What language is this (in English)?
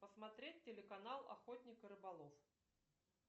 Russian